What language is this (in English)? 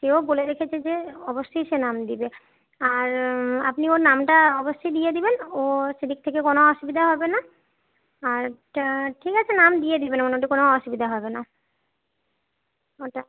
Bangla